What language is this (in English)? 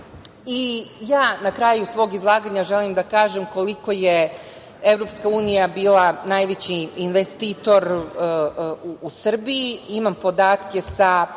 Serbian